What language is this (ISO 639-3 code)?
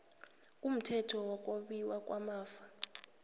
nbl